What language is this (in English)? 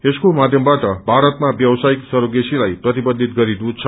Nepali